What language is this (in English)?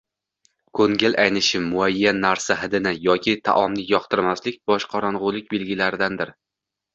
Uzbek